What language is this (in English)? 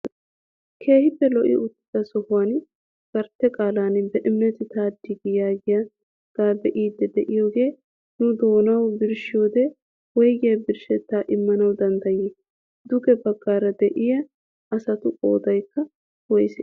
Wolaytta